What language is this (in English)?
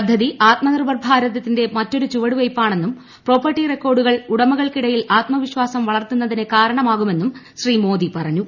Malayalam